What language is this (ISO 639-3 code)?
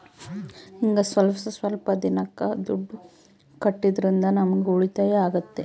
kan